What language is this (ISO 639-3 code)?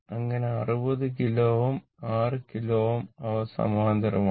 mal